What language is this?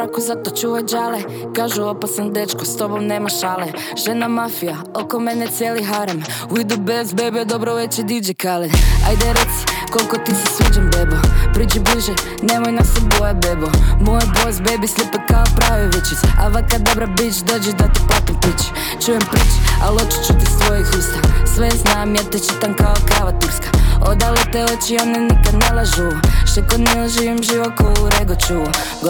Croatian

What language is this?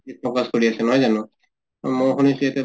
Assamese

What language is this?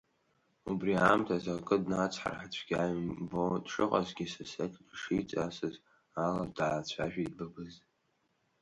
Abkhazian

